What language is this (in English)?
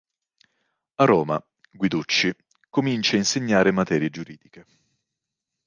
Italian